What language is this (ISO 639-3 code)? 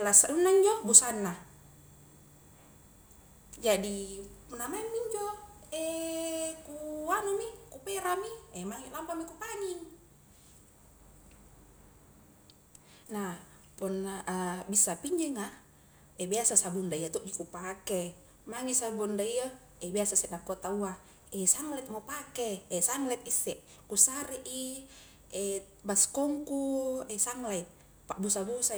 kjk